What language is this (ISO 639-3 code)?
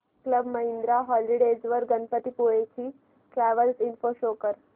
mar